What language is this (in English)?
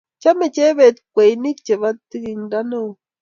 Kalenjin